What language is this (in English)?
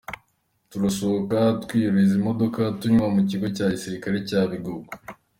Kinyarwanda